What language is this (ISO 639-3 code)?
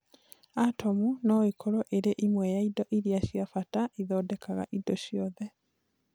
kik